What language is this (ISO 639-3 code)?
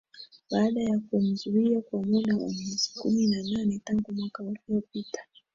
swa